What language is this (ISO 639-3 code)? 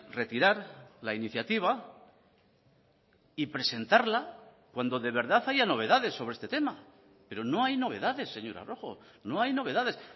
spa